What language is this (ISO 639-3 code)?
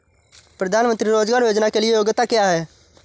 hin